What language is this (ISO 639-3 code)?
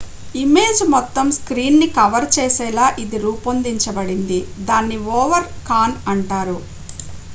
tel